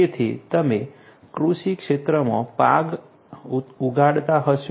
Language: Gujarati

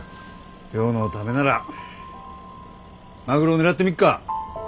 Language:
Japanese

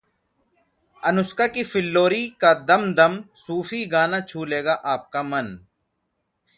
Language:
Hindi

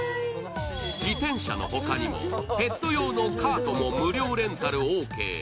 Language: Japanese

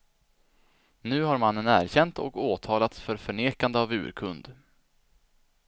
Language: Swedish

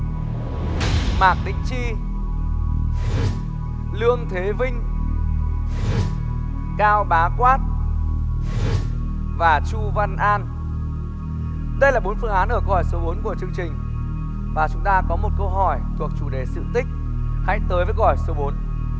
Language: Vietnamese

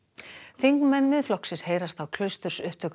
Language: Icelandic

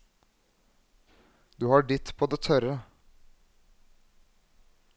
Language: Norwegian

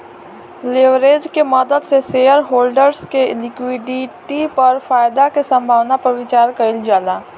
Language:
Bhojpuri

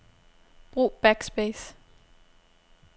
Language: Danish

